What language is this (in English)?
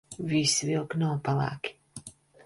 Latvian